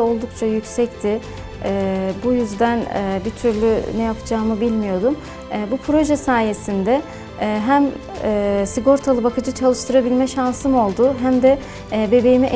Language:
Turkish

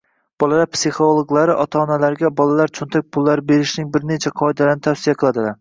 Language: Uzbek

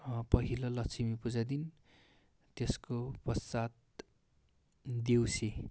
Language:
Nepali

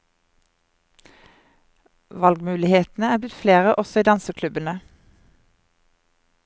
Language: Norwegian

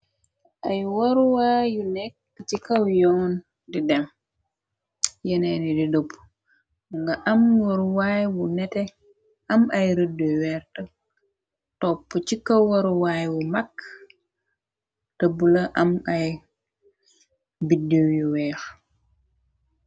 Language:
Wolof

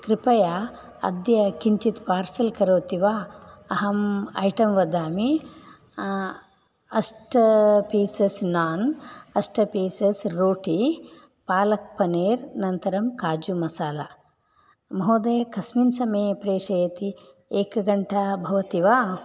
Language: Sanskrit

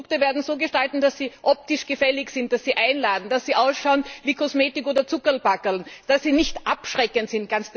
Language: German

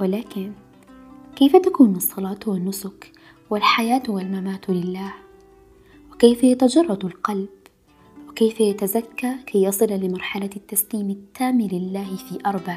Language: Arabic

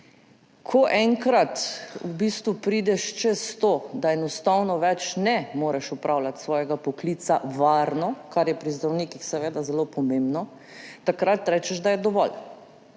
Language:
Slovenian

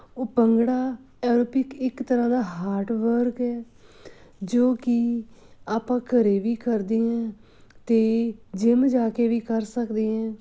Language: Punjabi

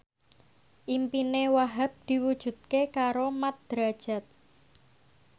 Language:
Javanese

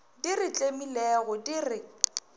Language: Northern Sotho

